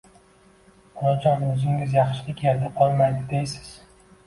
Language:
Uzbek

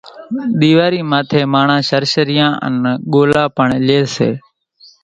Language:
Kachi Koli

